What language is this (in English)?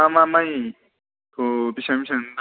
Bodo